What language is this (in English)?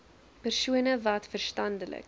Afrikaans